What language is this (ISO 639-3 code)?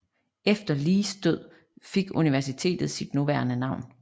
dan